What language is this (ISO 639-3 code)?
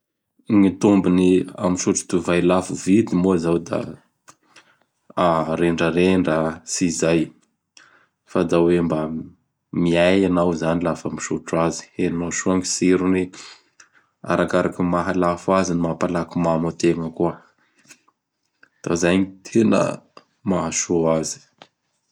bhr